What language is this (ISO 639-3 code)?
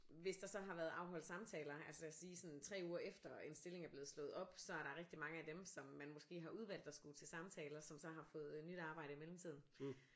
dan